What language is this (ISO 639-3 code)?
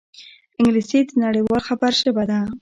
pus